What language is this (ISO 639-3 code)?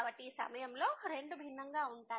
tel